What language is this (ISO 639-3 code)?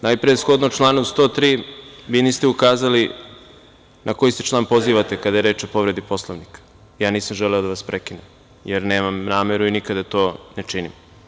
srp